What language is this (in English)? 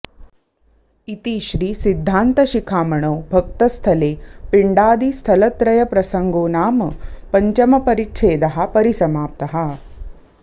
Sanskrit